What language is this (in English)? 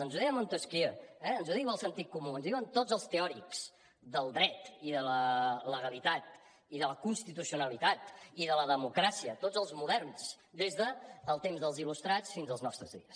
Catalan